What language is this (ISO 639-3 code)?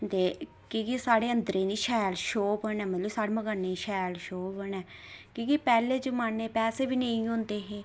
doi